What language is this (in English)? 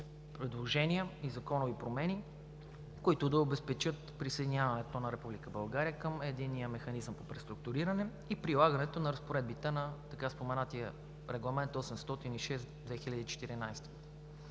Bulgarian